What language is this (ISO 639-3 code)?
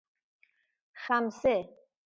fas